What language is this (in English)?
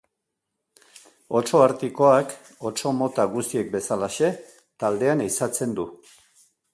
Basque